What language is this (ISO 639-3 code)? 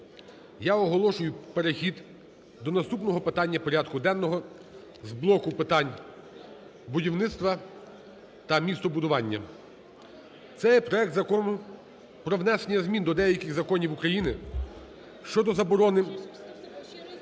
ukr